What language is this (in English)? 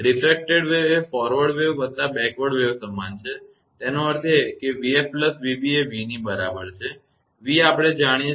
Gujarati